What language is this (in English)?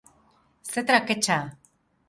Basque